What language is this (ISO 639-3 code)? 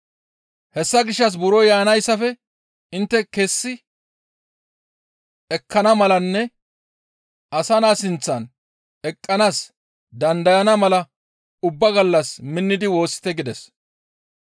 gmv